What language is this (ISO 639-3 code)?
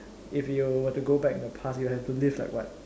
eng